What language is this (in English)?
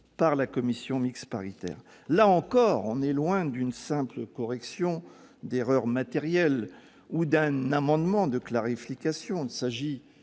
French